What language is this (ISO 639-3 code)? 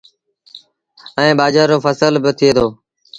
sbn